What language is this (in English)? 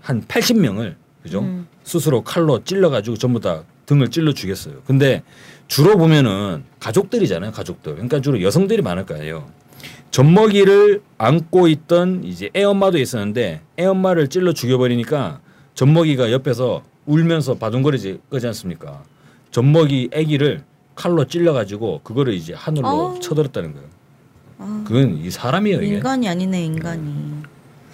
Korean